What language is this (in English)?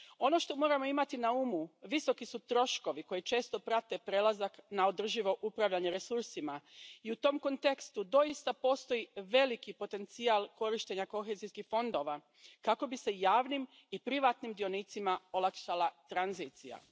Croatian